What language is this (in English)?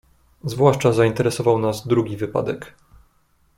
Polish